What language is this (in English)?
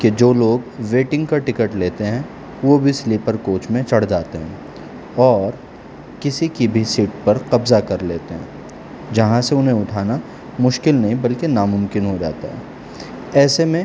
Urdu